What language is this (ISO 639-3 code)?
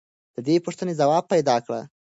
pus